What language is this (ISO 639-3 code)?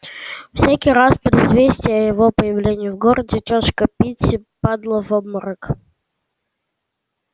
rus